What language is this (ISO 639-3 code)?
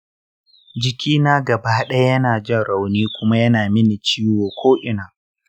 hau